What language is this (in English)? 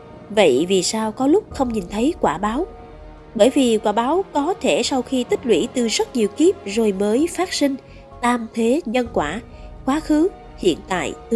Vietnamese